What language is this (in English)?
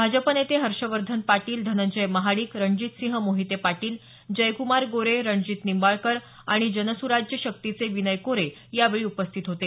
Marathi